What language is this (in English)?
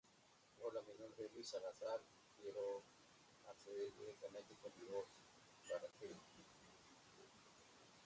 Spanish